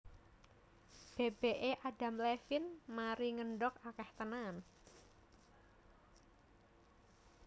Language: Javanese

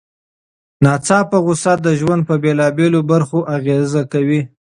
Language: Pashto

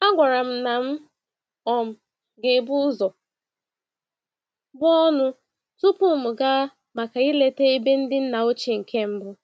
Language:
Igbo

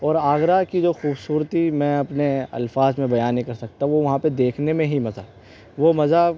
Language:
Urdu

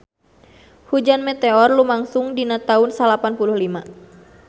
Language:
Sundanese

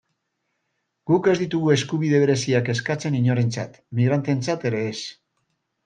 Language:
Basque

